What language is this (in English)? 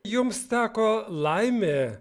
Lithuanian